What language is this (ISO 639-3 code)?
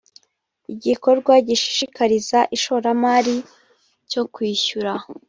kin